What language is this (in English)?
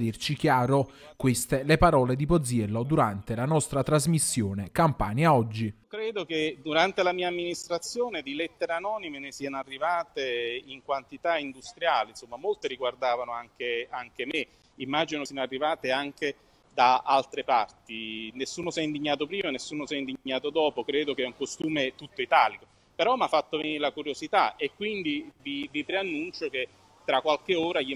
Italian